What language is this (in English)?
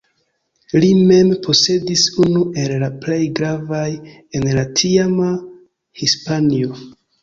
Esperanto